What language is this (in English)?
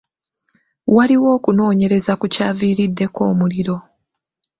Ganda